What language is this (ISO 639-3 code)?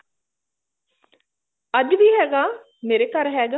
pan